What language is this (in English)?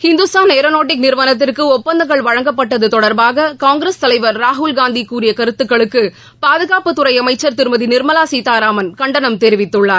Tamil